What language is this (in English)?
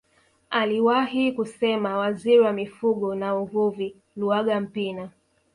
Swahili